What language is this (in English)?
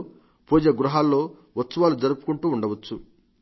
Telugu